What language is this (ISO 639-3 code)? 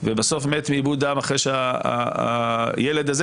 heb